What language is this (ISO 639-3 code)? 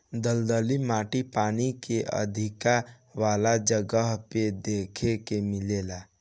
bho